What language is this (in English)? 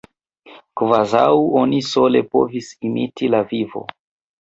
Esperanto